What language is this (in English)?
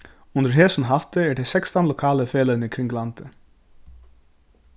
Faroese